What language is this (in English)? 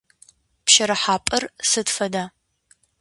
Adyghe